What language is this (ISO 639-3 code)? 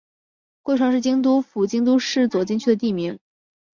zho